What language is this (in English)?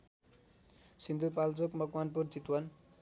Nepali